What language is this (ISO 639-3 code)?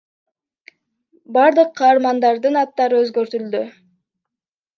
kir